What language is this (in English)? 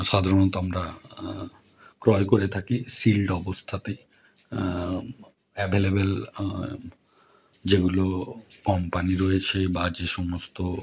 Bangla